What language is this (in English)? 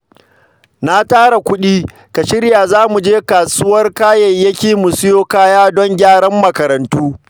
Hausa